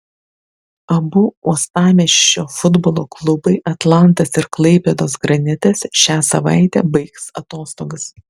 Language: Lithuanian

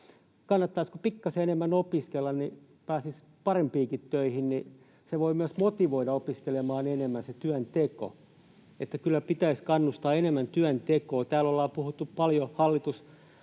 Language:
Finnish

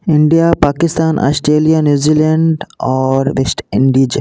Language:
Hindi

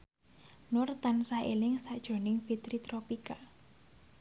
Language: Javanese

